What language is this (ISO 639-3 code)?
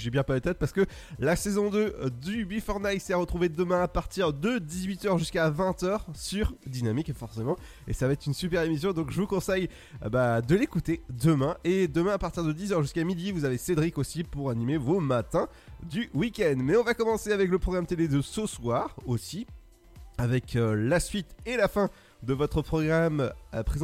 fra